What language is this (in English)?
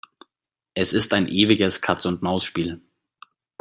German